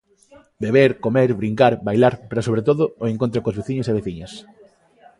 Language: Galician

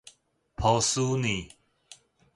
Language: Min Nan Chinese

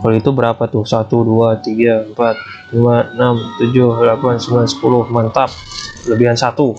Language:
Indonesian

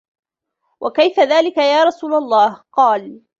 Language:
Arabic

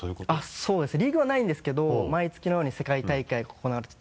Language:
Japanese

